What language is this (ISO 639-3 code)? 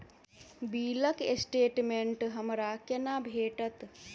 mai